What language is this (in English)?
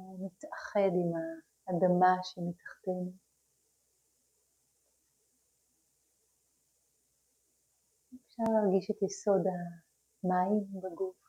Hebrew